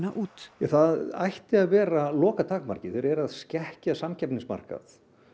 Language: Icelandic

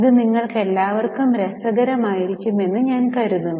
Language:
Malayalam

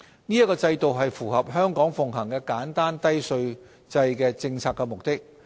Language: Cantonese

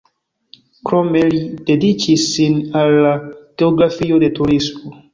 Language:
Esperanto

